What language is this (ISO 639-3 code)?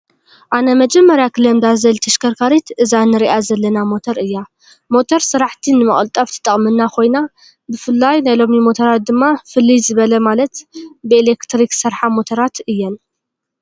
tir